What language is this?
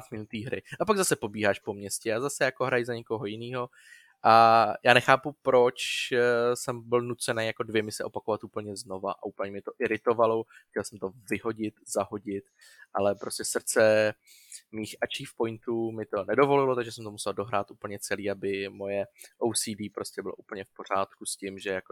Czech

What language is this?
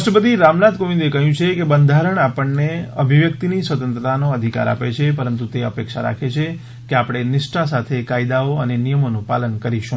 Gujarati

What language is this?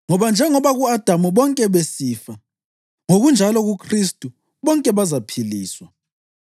North Ndebele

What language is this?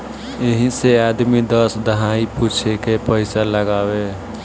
Bhojpuri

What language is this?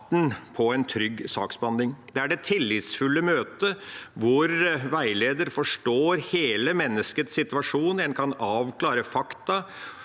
Norwegian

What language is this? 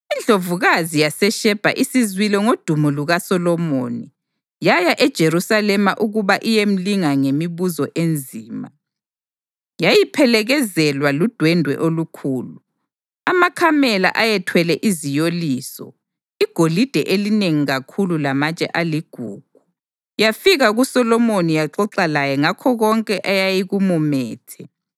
North Ndebele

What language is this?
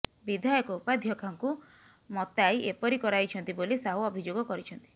Odia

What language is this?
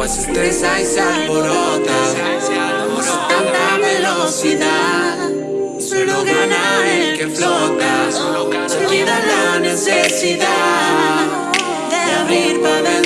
Spanish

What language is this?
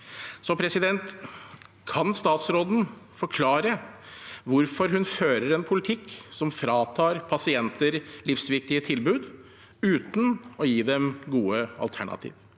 Norwegian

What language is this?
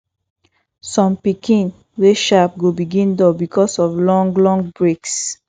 Nigerian Pidgin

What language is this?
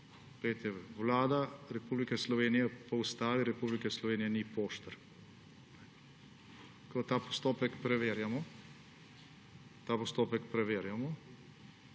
Slovenian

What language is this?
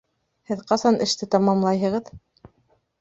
Bashkir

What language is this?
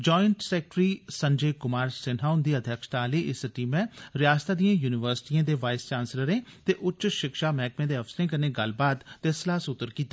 Dogri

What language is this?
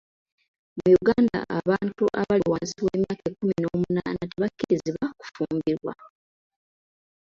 Ganda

